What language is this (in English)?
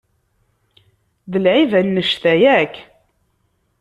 Kabyle